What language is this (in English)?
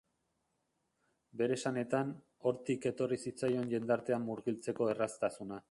Basque